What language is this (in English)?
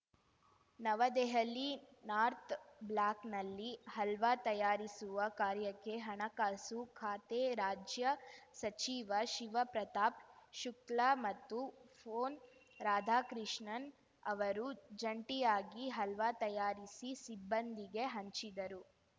Kannada